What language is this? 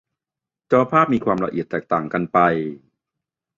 Thai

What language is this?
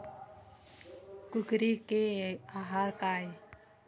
Chhattisgarhi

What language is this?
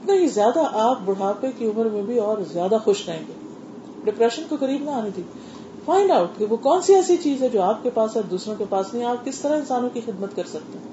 Urdu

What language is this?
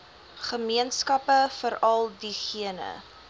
Afrikaans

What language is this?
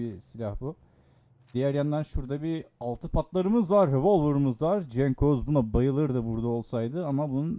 Turkish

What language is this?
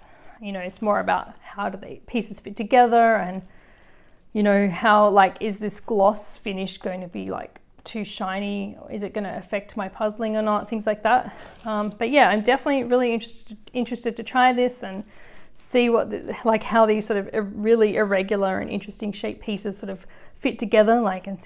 English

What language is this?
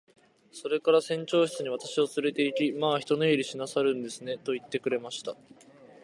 Japanese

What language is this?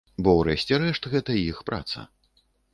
Belarusian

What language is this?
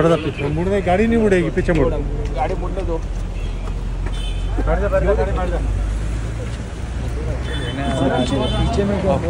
Arabic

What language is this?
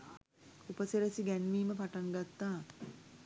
Sinhala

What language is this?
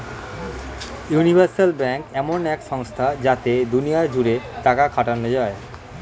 Bangla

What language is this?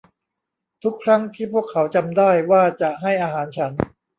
Thai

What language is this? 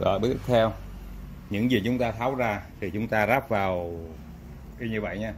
Vietnamese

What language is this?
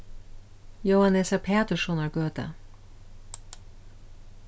Faroese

